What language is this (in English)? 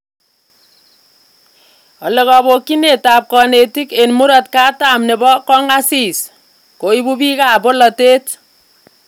Kalenjin